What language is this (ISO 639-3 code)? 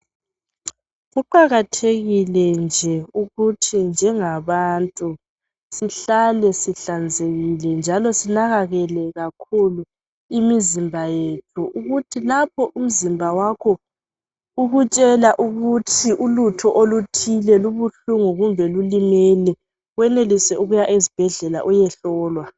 nde